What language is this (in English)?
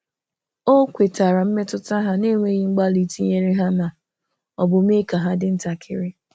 Igbo